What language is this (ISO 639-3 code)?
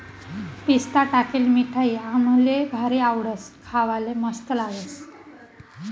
mar